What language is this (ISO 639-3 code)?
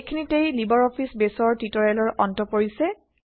asm